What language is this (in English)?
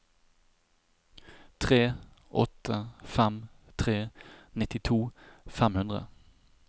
Norwegian